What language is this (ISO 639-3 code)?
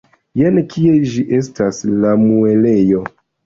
epo